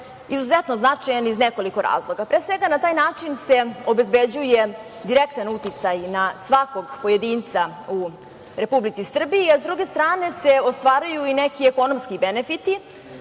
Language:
Serbian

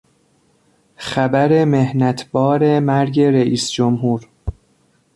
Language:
Persian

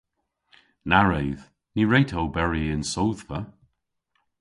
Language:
Cornish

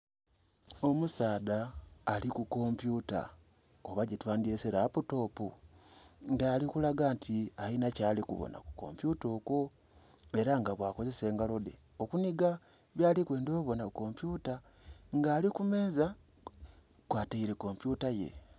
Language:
Soga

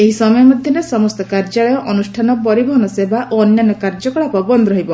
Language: Odia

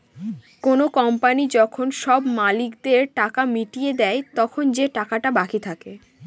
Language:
Bangla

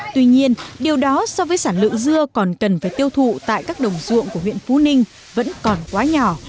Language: Vietnamese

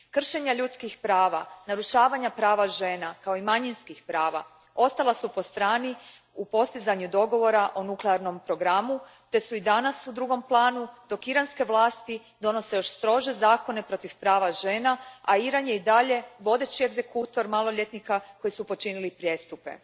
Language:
Croatian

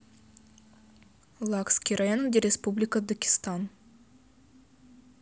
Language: Russian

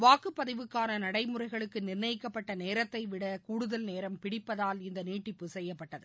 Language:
Tamil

